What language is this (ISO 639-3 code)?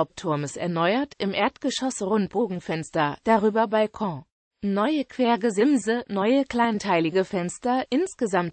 deu